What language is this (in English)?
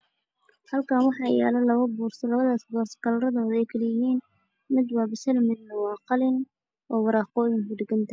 Somali